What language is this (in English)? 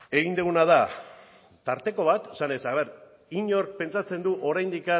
Basque